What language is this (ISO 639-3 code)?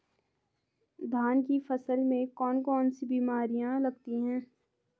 hin